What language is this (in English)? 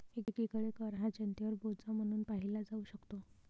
Marathi